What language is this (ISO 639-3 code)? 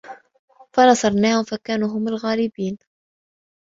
ara